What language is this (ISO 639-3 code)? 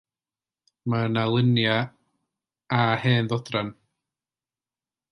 cym